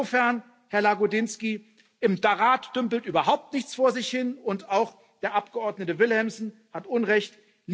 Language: German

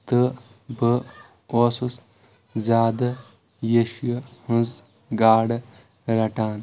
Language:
Kashmiri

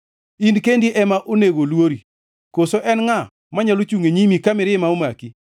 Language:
Luo (Kenya and Tanzania)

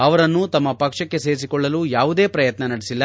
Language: Kannada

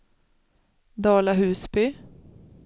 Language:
Swedish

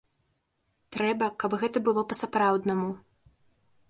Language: Belarusian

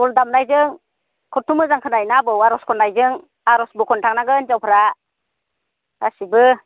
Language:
Bodo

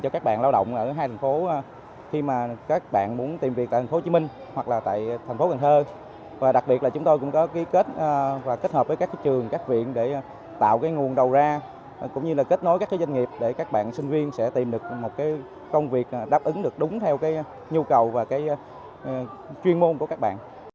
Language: Vietnamese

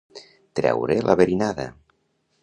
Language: Catalan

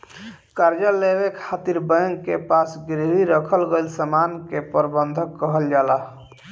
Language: Bhojpuri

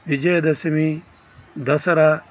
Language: Telugu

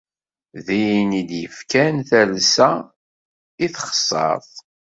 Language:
Kabyle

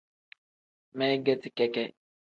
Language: Tem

